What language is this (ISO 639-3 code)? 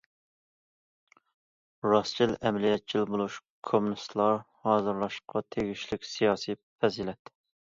uig